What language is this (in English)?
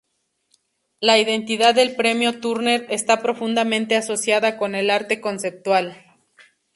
Spanish